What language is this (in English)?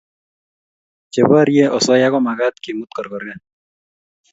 Kalenjin